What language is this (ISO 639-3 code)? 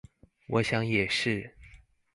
zho